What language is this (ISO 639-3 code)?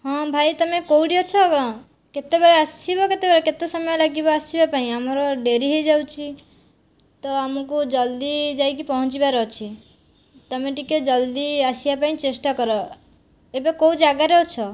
ori